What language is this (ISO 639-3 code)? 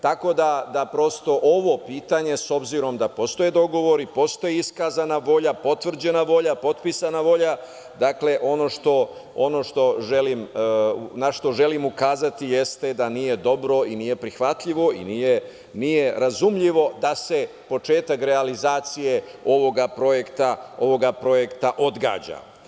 srp